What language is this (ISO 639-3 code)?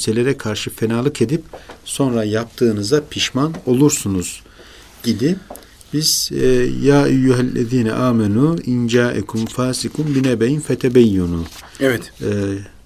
tur